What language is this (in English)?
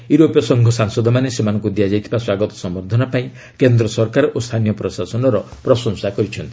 Odia